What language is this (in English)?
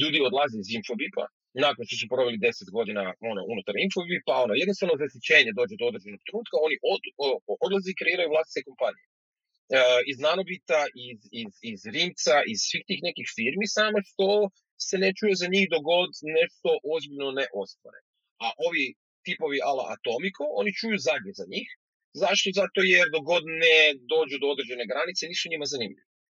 Croatian